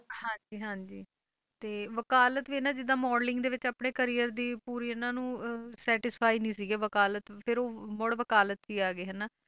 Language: Punjabi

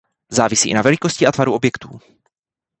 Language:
Czech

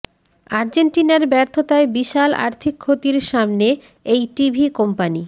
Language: Bangla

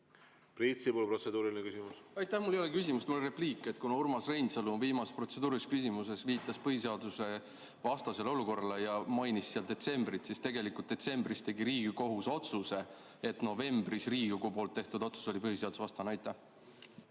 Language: Estonian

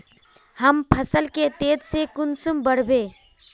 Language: Magahi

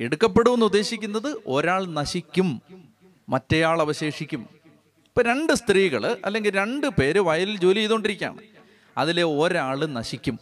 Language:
Malayalam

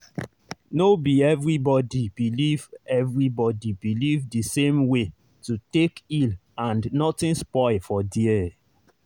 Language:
Nigerian Pidgin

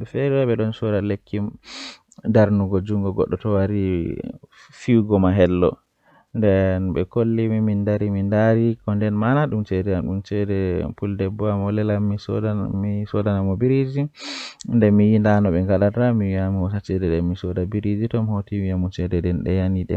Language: Western Niger Fulfulde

